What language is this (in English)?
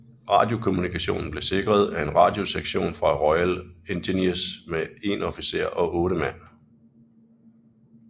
Danish